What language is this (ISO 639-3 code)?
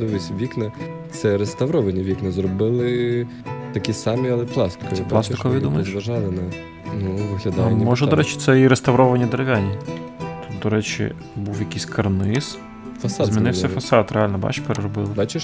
ukr